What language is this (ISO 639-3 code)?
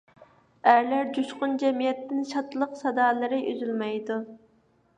uig